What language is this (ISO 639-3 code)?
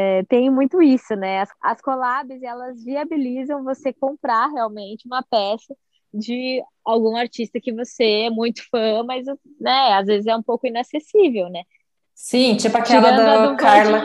por